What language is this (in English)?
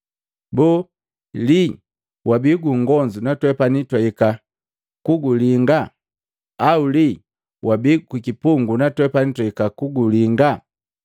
Matengo